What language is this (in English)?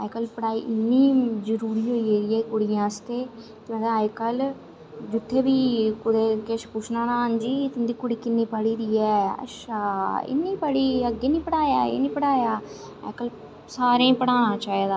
Dogri